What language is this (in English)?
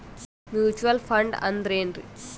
Kannada